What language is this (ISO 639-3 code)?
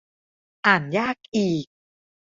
tha